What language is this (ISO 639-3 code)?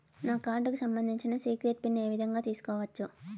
tel